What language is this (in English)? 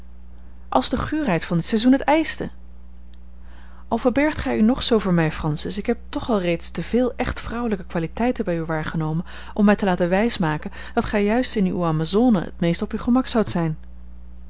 Dutch